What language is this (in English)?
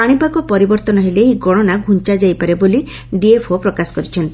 Odia